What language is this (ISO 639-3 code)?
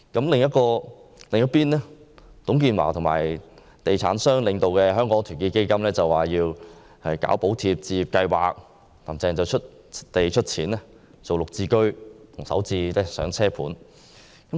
yue